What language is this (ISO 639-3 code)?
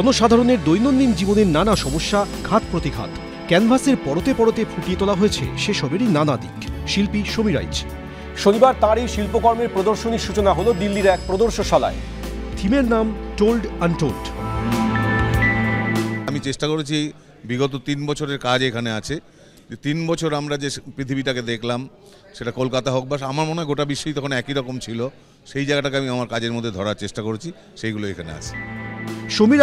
kor